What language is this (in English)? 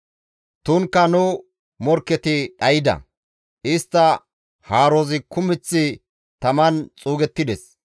Gamo